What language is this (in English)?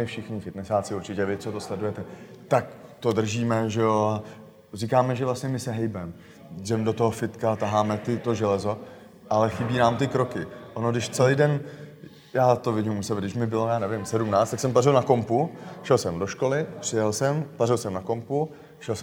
Czech